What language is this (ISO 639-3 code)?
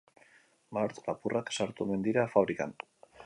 eus